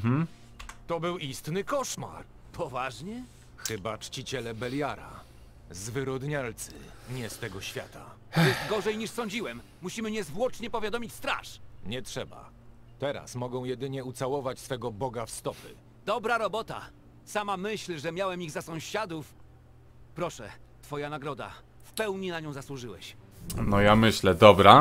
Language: Polish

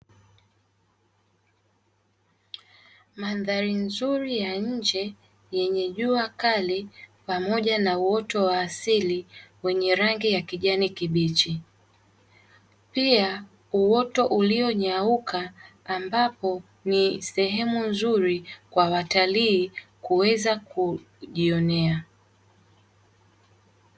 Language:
Swahili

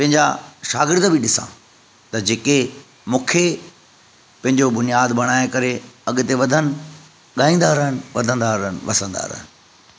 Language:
Sindhi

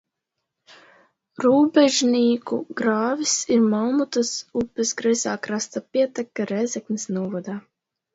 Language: Latvian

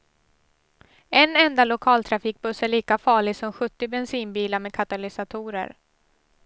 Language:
Swedish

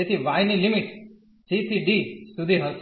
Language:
Gujarati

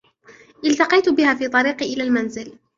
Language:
Arabic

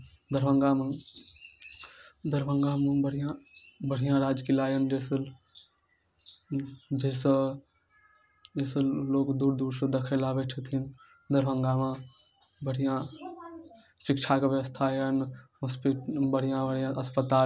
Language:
Maithili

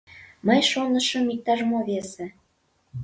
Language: Mari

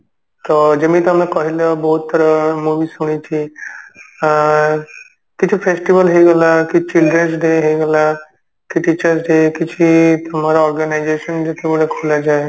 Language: Odia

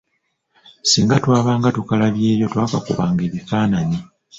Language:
Ganda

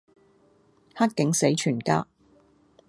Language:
Cantonese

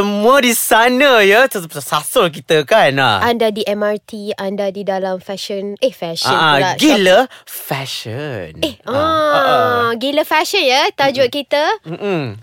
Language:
Malay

